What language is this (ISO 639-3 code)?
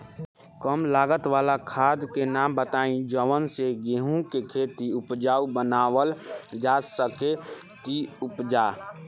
bho